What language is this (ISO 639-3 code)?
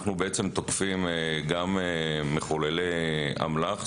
heb